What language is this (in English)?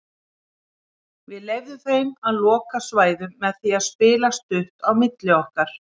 Icelandic